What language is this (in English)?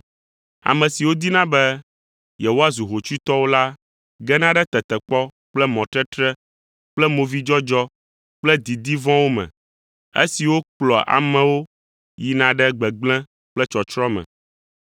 Ewe